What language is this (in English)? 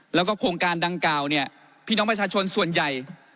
Thai